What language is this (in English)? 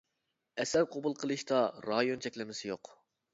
Uyghur